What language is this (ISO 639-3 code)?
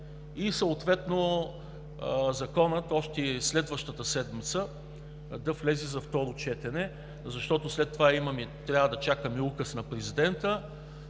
bul